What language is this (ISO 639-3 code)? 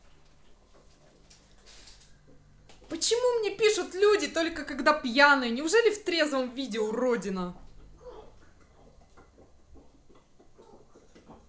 rus